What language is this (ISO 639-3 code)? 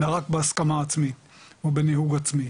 heb